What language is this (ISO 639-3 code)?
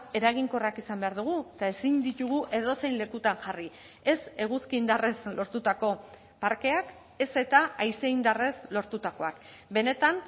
eus